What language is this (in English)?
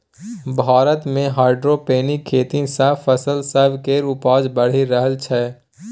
Maithili